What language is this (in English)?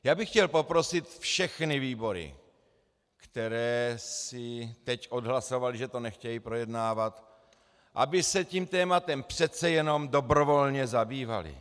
Czech